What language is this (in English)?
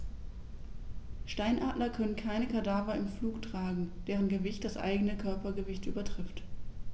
German